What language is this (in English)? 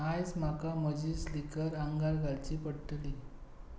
Konkani